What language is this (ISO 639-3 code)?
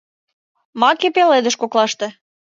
chm